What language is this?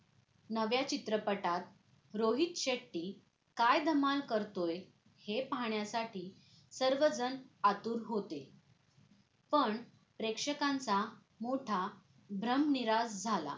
Marathi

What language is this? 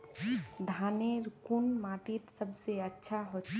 Magahi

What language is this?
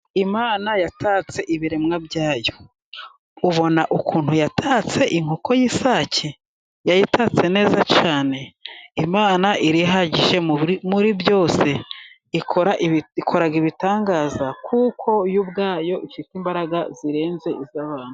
Kinyarwanda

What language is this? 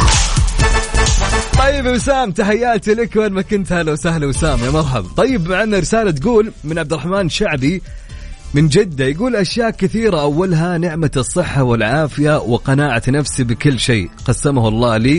Arabic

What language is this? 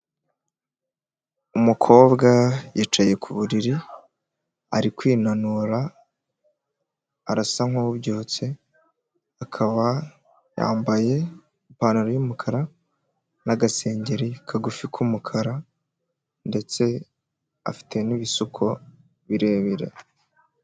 Kinyarwanda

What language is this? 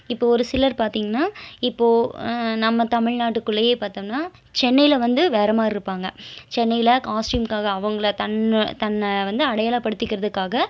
Tamil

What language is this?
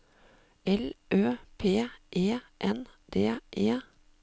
Norwegian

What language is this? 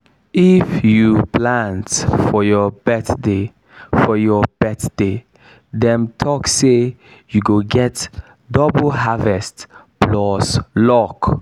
Nigerian Pidgin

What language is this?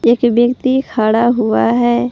Hindi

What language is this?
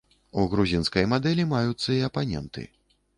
Belarusian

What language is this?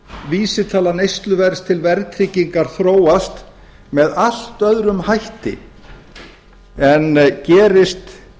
Icelandic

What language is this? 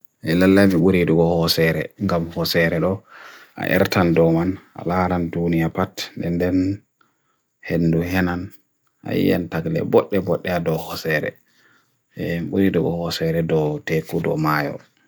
Bagirmi Fulfulde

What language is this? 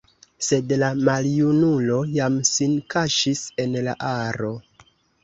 Esperanto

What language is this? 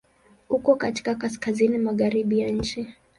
Swahili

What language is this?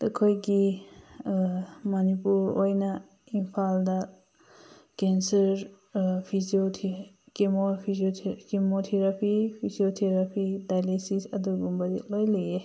Manipuri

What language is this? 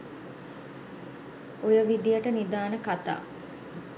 Sinhala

